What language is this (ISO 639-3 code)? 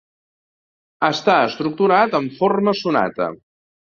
cat